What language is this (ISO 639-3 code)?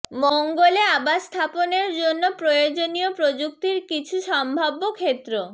ben